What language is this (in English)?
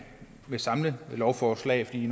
Danish